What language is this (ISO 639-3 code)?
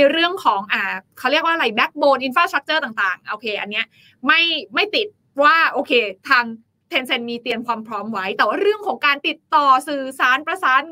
tha